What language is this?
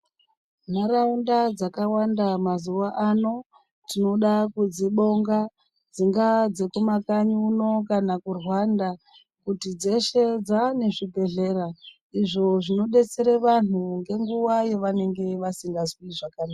Ndau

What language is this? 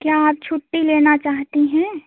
Hindi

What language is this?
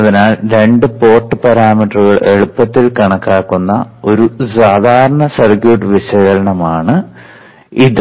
Malayalam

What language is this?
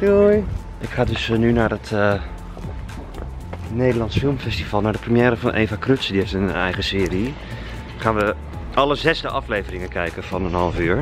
Dutch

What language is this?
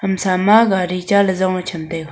Wancho Naga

